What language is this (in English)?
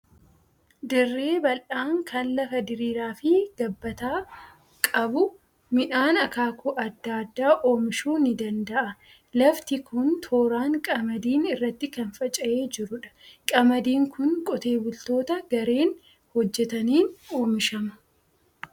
Oromo